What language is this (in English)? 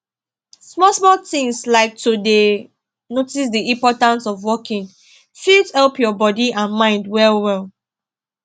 Nigerian Pidgin